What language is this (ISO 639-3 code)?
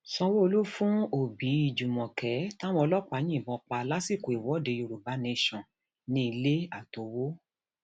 yor